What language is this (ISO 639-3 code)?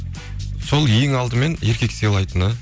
kaz